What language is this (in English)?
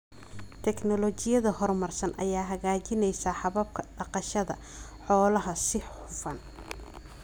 Somali